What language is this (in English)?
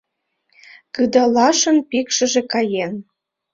Mari